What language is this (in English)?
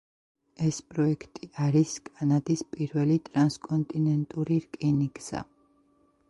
Georgian